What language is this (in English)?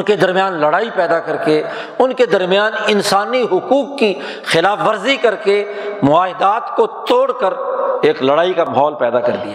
Urdu